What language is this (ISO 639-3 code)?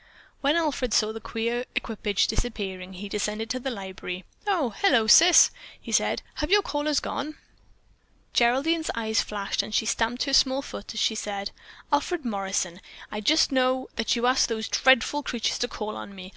eng